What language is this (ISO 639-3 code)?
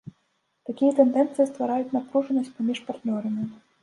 bel